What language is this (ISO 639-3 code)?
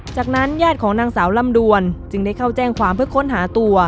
tha